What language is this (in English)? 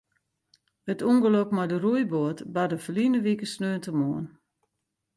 Western Frisian